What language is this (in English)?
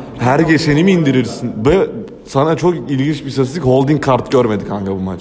Turkish